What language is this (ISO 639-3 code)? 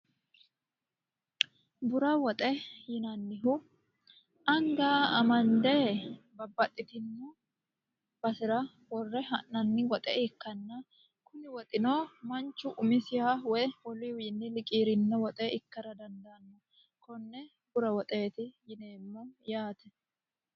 sid